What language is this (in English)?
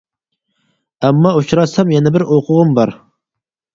Uyghur